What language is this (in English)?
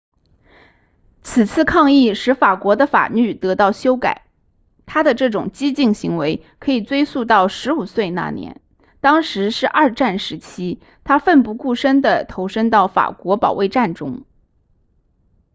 Chinese